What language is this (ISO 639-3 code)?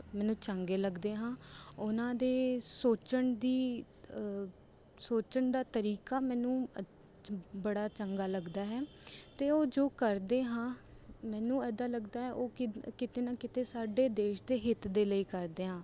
pan